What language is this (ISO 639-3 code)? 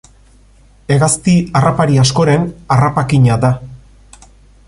eus